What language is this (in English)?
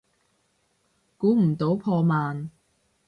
Cantonese